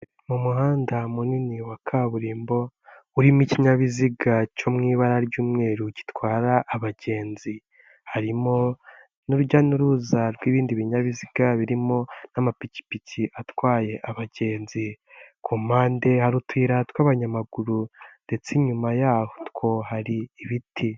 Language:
Kinyarwanda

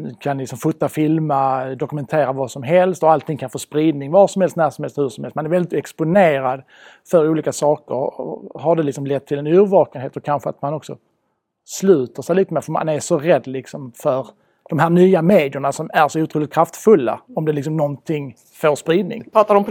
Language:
Swedish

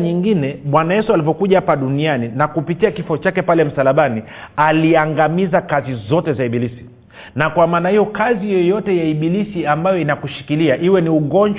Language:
Swahili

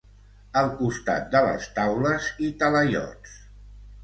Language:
Catalan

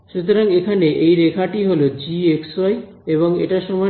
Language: Bangla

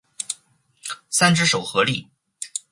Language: Chinese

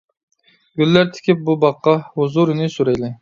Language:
Uyghur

